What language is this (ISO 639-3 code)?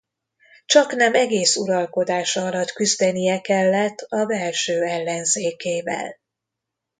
hun